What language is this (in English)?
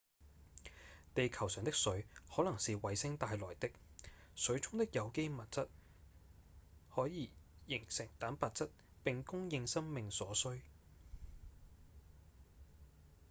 Cantonese